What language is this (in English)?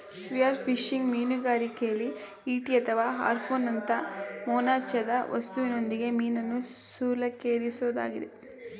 Kannada